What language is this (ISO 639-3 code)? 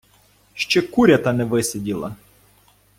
ukr